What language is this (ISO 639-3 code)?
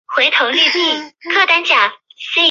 zho